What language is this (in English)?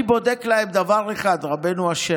Hebrew